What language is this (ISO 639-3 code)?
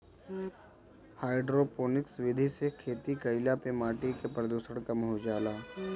bho